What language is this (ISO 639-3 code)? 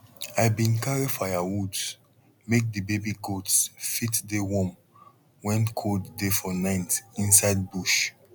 pcm